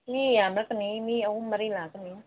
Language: Manipuri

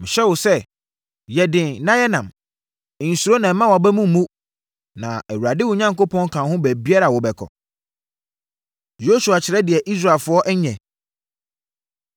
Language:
Akan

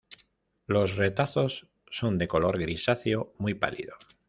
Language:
Spanish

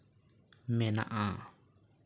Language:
Santali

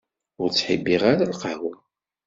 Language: Kabyle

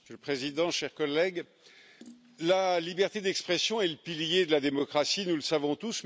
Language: French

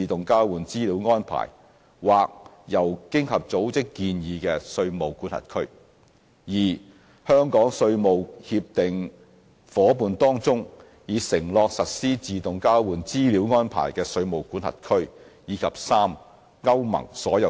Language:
Cantonese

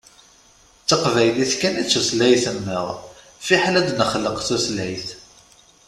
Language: Kabyle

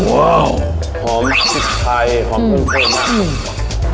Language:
Thai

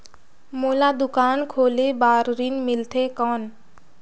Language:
Chhattisgarhi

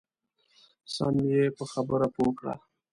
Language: Pashto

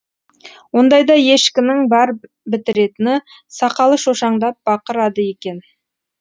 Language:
Kazakh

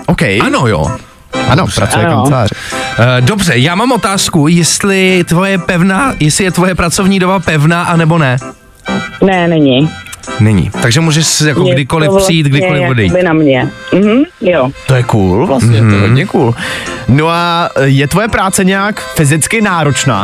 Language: Czech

